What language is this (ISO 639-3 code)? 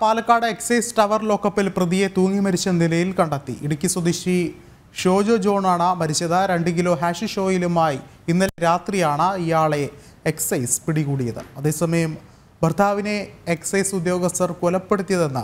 mal